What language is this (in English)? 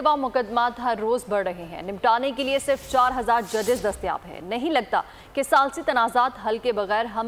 Hindi